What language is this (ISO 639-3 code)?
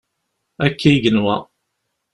kab